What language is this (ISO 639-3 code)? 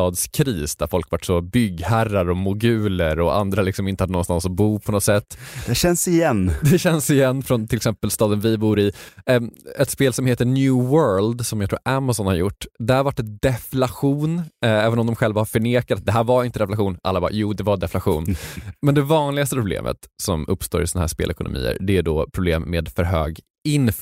swe